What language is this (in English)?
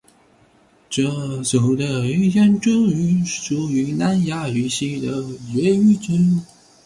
Chinese